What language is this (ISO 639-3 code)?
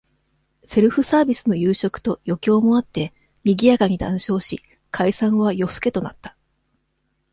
jpn